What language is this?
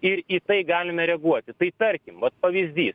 Lithuanian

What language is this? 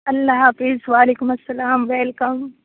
Urdu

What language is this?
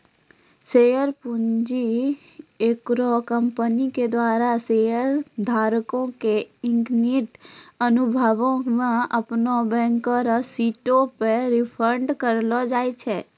Maithili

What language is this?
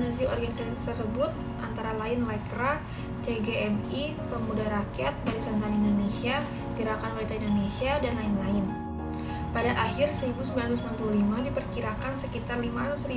Indonesian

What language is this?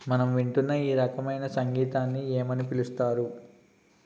Telugu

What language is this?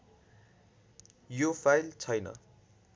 Nepali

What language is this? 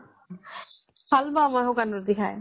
Assamese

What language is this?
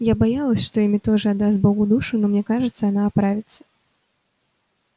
Russian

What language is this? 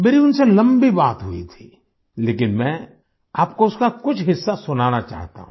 Hindi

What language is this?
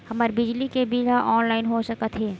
Chhattisgarhi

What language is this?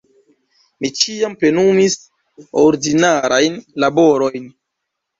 Esperanto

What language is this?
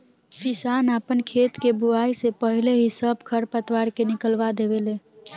Bhojpuri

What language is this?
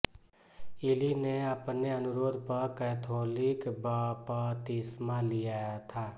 Hindi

